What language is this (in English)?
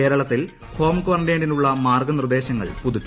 Malayalam